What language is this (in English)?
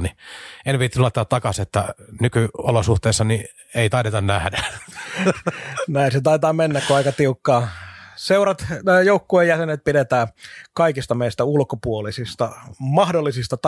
Finnish